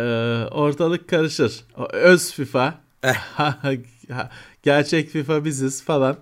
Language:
Turkish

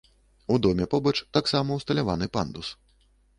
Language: Belarusian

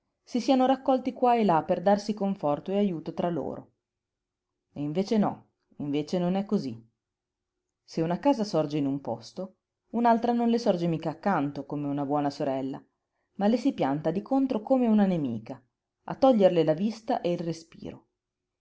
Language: Italian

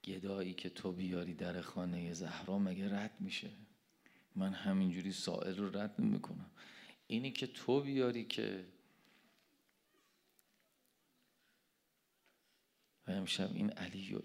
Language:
Persian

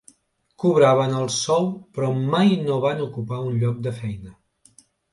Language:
Catalan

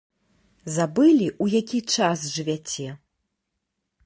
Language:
Belarusian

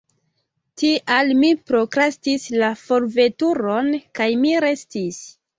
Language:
Esperanto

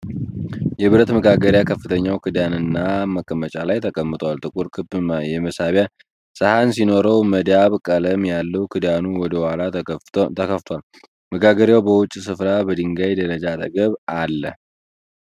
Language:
Amharic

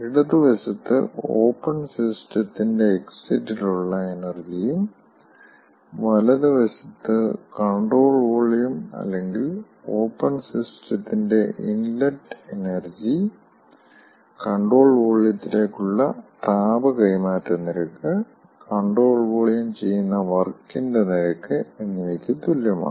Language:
Malayalam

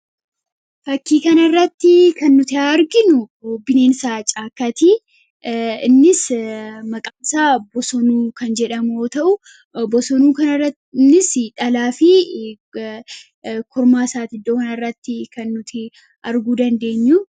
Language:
Oromo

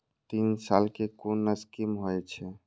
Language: Maithili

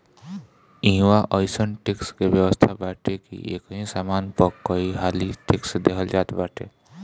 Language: Bhojpuri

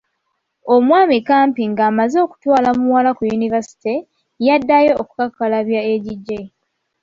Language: Ganda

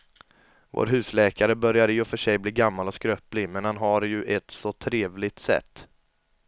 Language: Swedish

